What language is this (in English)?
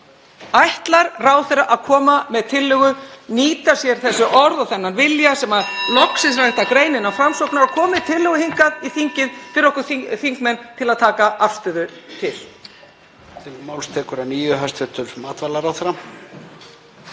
Icelandic